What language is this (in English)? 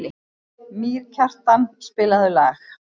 Icelandic